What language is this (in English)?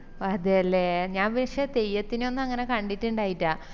Malayalam